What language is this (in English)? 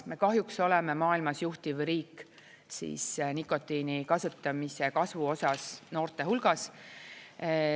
Estonian